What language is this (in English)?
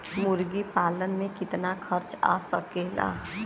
Bhojpuri